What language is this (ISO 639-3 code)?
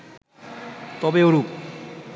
ben